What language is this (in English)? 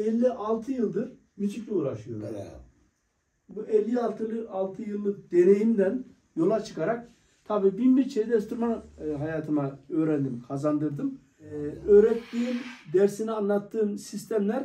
Turkish